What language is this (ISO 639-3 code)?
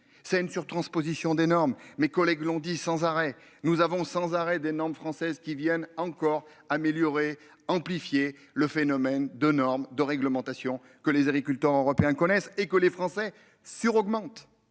fra